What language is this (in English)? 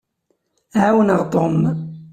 Kabyle